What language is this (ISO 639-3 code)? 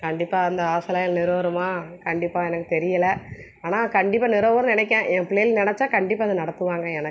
tam